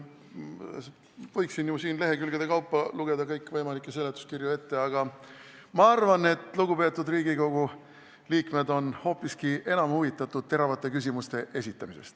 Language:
Estonian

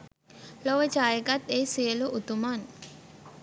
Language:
Sinhala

